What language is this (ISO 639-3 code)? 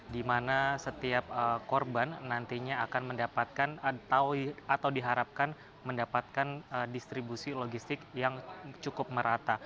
ind